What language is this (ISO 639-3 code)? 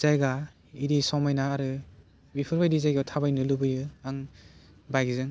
brx